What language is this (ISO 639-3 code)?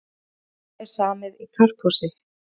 isl